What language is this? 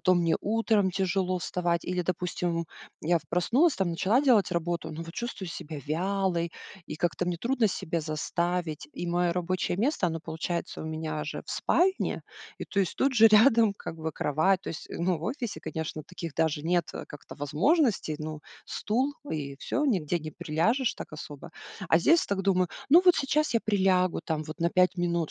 Russian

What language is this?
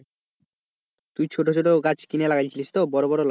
Bangla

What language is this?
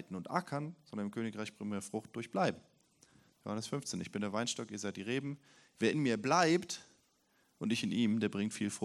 German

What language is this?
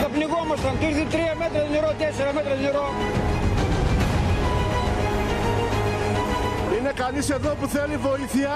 Greek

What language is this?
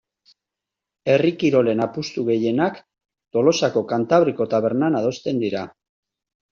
Basque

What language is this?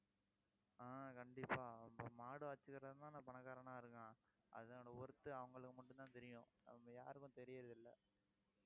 Tamil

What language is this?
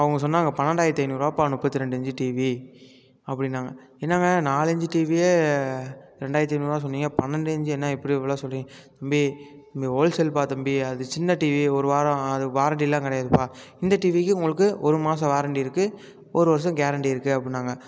Tamil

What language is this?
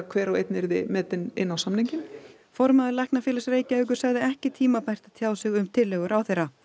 Icelandic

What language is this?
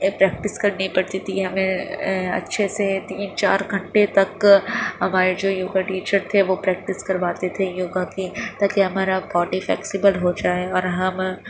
Urdu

